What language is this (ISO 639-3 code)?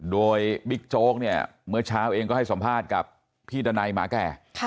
tha